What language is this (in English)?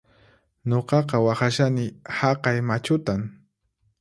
Puno Quechua